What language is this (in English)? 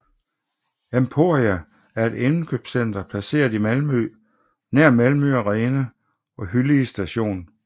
Danish